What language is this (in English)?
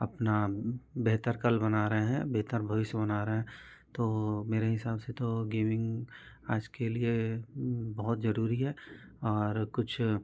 Hindi